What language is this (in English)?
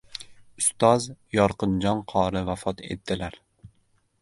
Uzbek